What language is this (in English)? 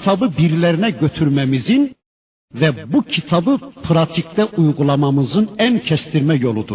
Turkish